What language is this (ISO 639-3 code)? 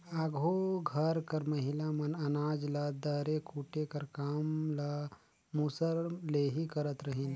hne